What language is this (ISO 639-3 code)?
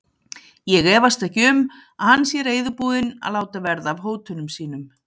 isl